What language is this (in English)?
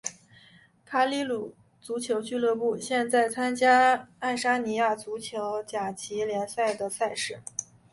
Chinese